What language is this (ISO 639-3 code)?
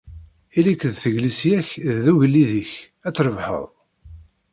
kab